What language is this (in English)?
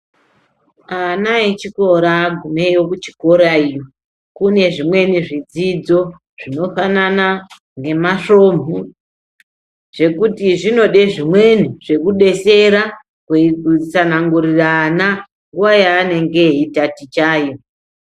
Ndau